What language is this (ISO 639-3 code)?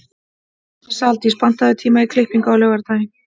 isl